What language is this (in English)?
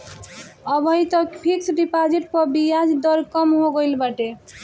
Bhojpuri